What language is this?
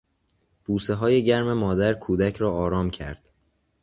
Persian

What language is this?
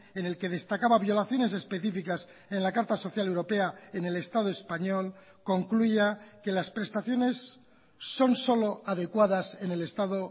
Spanish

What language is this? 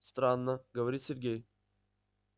Russian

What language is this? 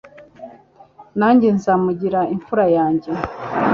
Kinyarwanda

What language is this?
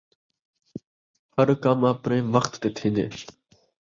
Saraiki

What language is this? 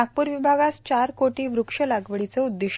Marathi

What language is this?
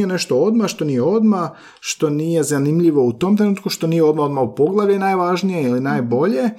Croatian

